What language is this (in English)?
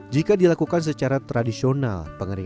Indonesian